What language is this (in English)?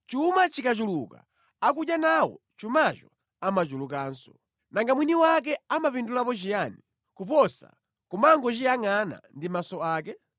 Nyanja